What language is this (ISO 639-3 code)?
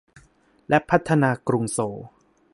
tha